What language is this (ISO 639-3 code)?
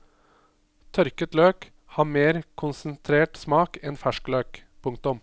nor